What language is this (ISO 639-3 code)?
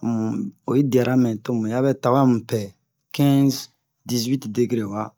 bmq